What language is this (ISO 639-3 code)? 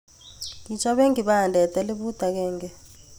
kln